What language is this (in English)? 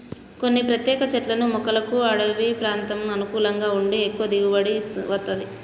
Telugu